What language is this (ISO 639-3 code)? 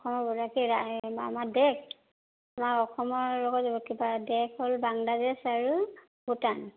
asm